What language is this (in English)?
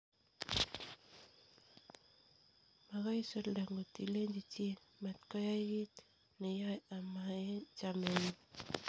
Kalenjin